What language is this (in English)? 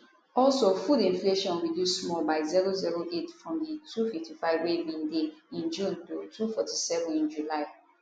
Nigerian Pidgin